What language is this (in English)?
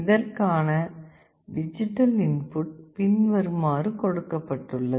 Tamil